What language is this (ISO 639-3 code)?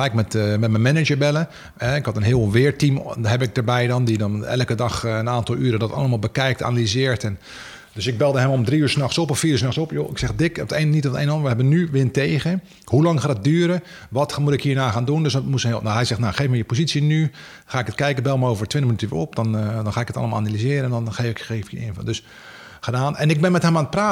nld